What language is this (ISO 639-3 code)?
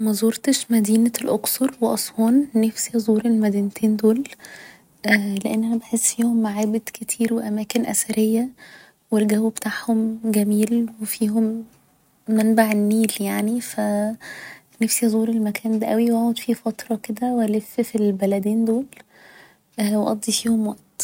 arz